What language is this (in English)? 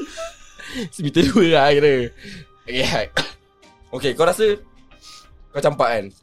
Malay